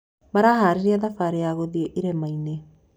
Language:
Kikuyu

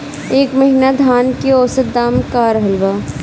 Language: Bhojpuri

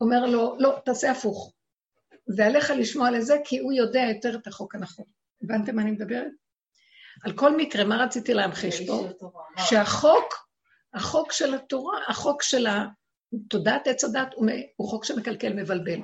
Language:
Hebrew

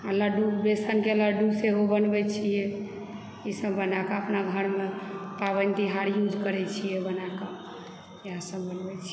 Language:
Maithili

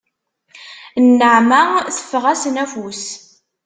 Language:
Kabyle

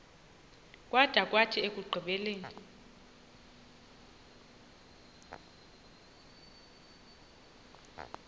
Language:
Xhosa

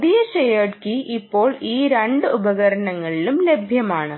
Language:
Malayalam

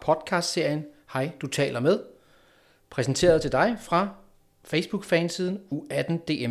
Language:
Danish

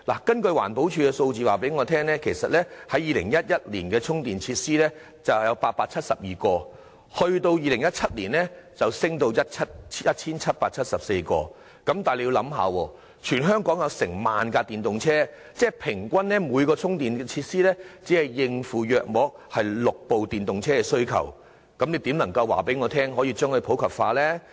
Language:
Cantonese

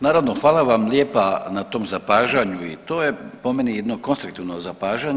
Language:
Croatian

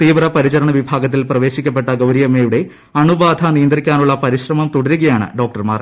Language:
Malayalam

